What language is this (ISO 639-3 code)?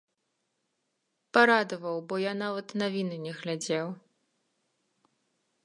bel